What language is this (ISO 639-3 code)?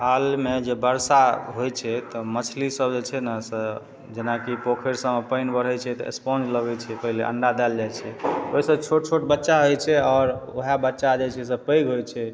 mai